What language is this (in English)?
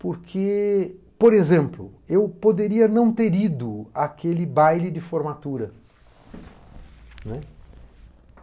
Portuguese